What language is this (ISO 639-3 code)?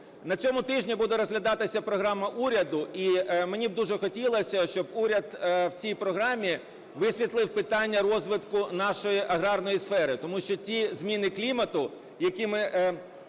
ukr